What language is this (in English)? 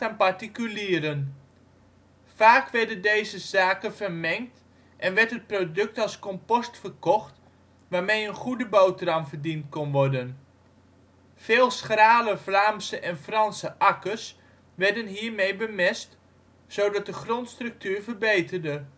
Dutch